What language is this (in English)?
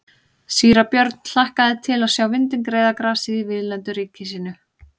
Icelandic